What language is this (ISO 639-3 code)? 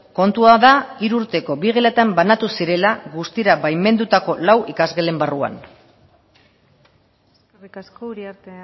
eus